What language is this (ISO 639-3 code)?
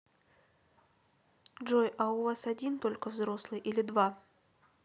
rus